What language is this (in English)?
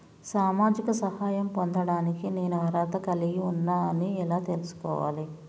Telugu